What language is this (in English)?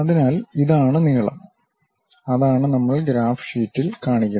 Malayalam